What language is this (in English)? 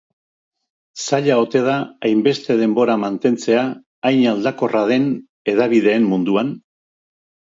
Basque